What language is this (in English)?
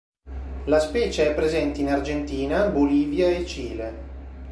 Italian